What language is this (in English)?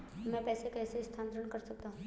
Hindi